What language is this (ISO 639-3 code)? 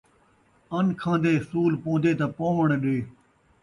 skr